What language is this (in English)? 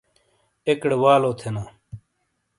Shina